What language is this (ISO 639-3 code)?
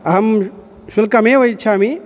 san